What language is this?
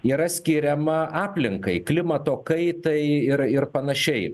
Lithuanian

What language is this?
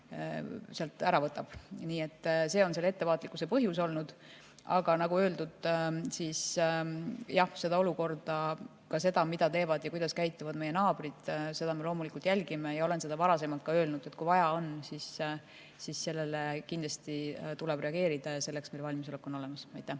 Estonian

